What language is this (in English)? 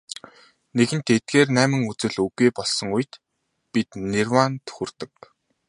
Mongolian